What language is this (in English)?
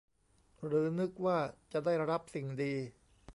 Thai